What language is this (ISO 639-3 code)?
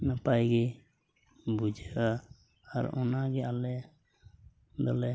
sat